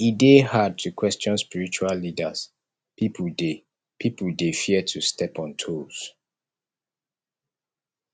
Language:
Nigerian Pidgin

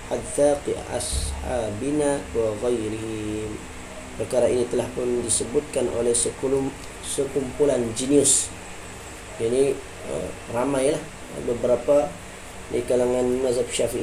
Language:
Malay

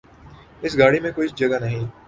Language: Urdu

